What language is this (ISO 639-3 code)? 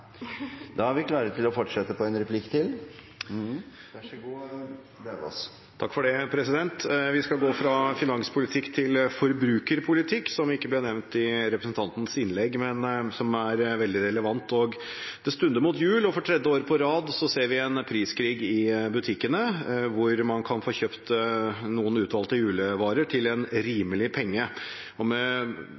nor